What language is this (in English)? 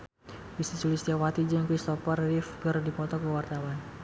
Sundanese